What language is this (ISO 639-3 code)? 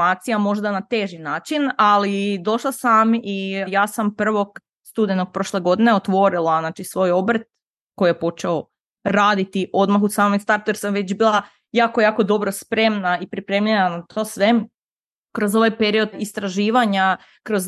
hrv